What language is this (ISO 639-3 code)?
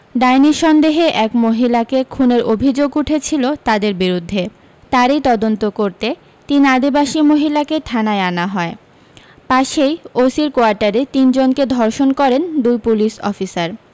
ben